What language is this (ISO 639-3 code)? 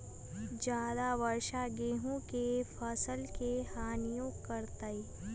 mag